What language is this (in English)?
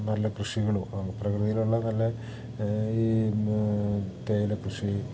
Malayalam